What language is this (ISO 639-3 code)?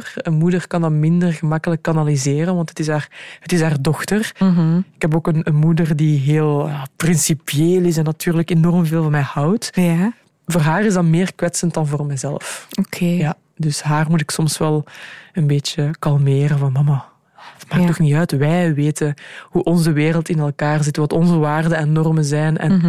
nld